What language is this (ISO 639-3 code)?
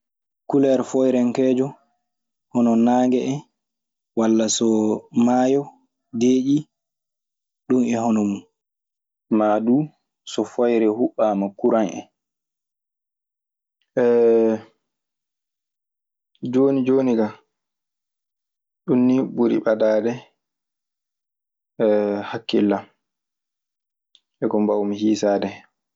ffm